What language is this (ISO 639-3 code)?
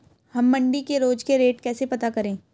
hin